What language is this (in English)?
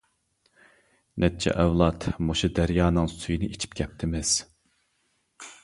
Uyghur